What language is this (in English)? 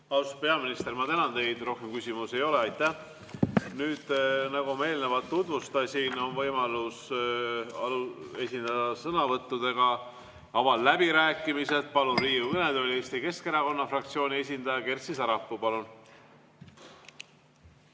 Estonian